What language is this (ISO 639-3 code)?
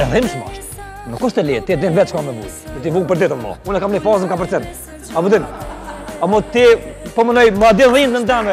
ron